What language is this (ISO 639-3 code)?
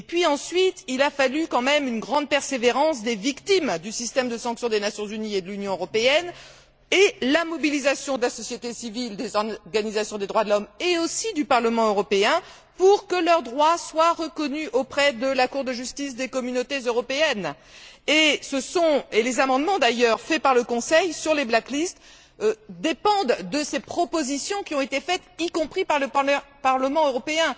fra